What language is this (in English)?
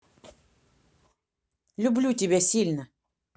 Russian